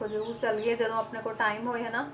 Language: Punjabi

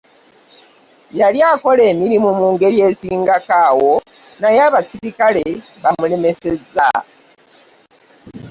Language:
Ganda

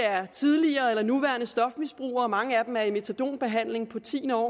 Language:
Danish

